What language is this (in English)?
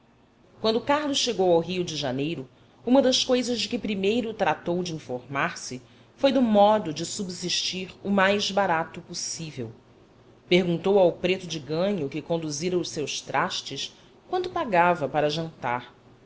Portuguese